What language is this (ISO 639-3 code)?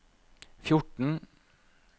nor